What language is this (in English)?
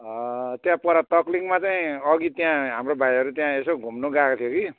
Nepali